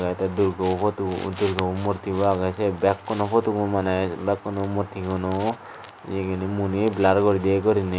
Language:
Chakma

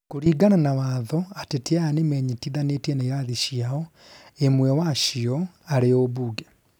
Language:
Kikuyu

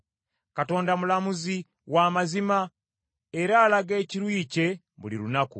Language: Ganda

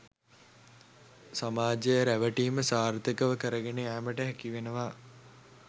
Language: Sinhala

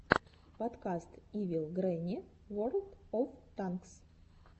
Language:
Russian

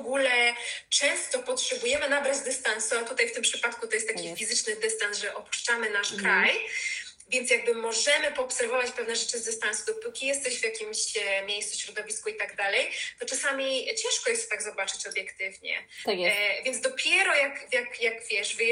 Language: Polish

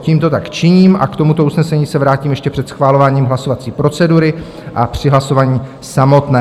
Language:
Czech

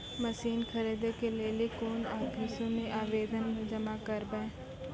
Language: Maithili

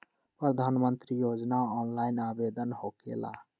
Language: Magahi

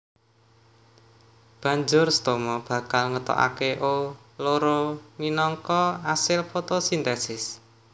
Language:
Javanese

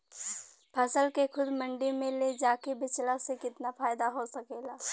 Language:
Bhojpuri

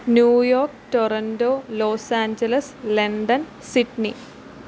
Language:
Malayalam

